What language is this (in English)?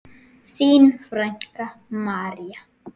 Icelandic